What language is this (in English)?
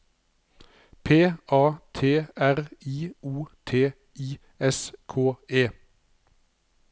Norwegian